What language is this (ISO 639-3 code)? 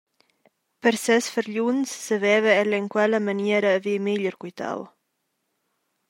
roh